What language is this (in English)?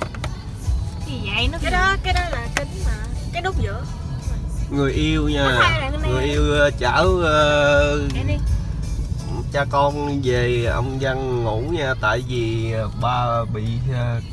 Vietnamese